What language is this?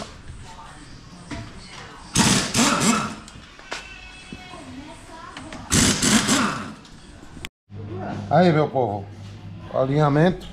Portuguese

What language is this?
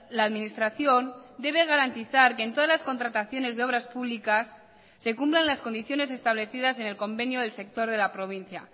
Spanish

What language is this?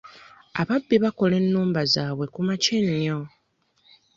Ganda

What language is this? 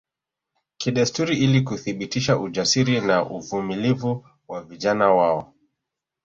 Swahili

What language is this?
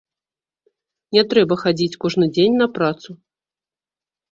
Belarusian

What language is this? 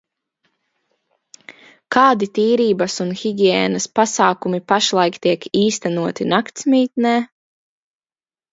Latvian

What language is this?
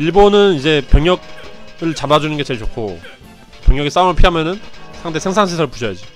Korean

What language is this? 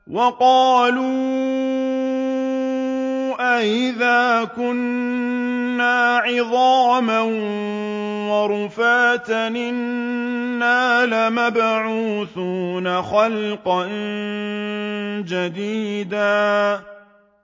Arabic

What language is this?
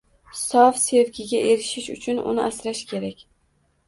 Uzbek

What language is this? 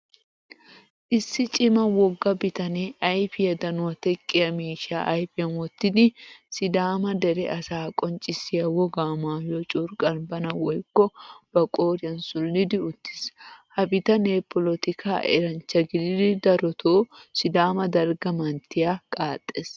Wolaytta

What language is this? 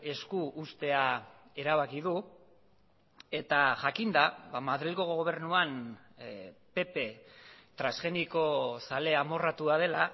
Basque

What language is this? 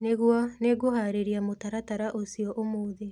Kikuyu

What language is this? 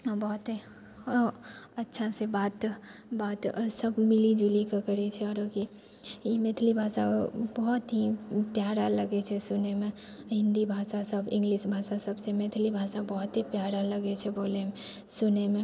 Maithili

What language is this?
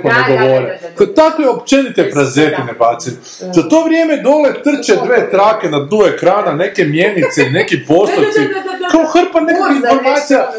Croatian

